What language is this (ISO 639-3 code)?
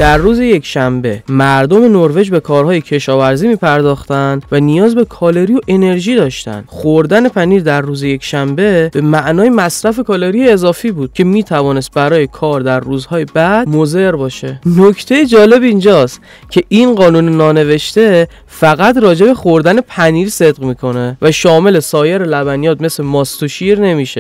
fas